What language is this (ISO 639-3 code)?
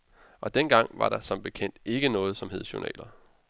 dan